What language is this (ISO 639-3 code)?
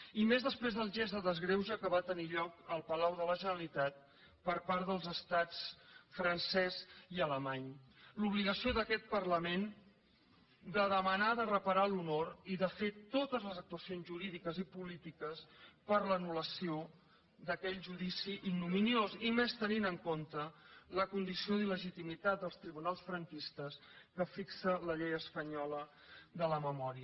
cat